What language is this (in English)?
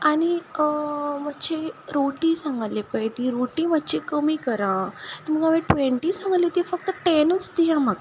Konkani